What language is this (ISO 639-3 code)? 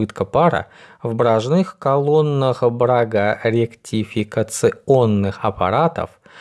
rus